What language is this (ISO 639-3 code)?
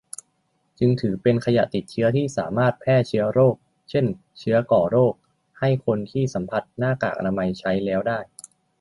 tha